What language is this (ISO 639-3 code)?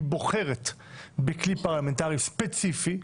heb